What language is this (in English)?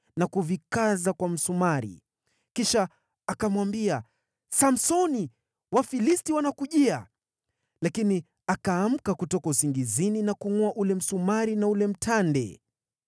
Swahili